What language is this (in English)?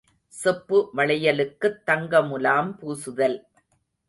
Tamil